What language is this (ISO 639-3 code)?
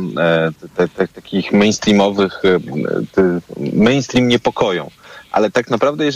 pol